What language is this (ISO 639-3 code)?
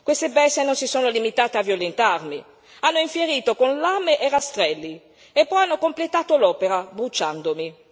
ita